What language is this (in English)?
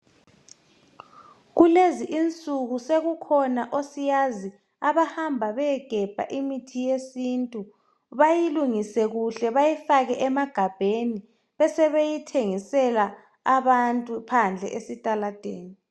North Ndebele